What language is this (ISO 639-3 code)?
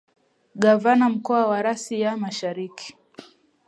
swa